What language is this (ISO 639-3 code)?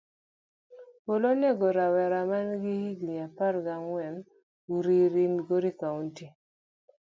luo